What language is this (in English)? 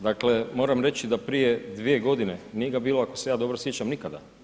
Croatian